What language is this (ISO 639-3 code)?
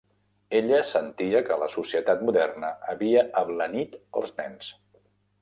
cat